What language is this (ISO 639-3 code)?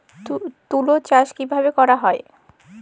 ben